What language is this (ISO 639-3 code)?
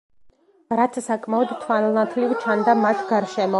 kat